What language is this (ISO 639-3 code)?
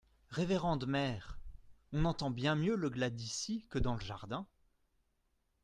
fra